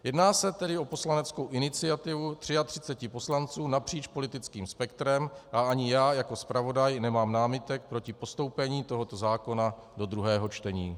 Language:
Czech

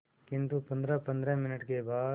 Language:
Hindi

